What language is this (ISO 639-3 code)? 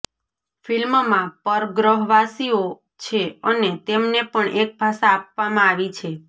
guj